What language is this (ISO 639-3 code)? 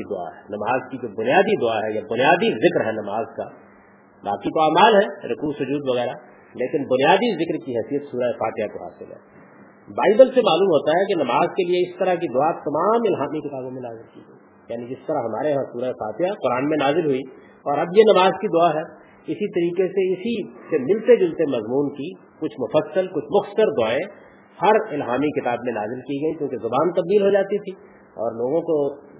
urd